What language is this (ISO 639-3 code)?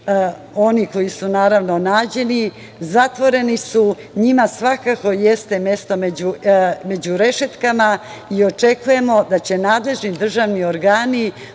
srp